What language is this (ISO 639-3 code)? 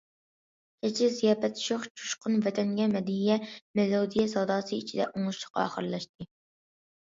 uig